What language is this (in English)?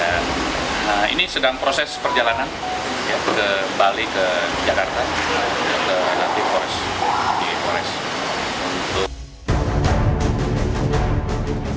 Indonesian